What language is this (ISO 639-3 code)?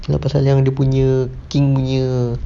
eng